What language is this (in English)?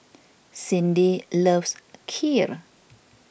English